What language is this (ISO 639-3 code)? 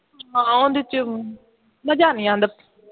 pan